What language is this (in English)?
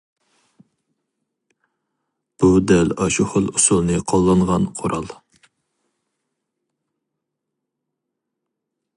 Uyghur